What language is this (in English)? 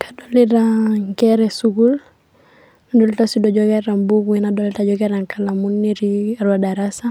Masai